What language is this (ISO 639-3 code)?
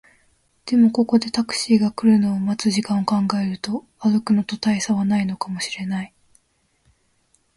jpn